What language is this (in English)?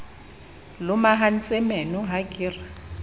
Southern Sotho